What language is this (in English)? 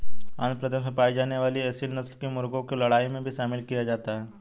Hindi